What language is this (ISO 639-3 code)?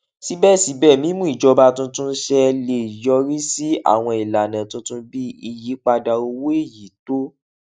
yor